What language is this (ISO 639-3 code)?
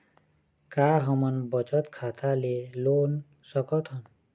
hne